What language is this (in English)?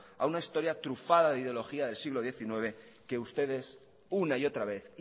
Spanish